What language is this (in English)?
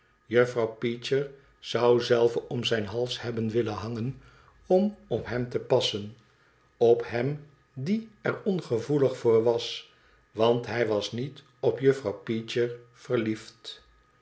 Dutch